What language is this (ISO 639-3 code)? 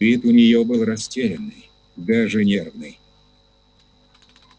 rus